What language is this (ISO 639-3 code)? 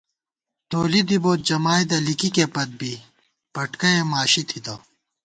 gwt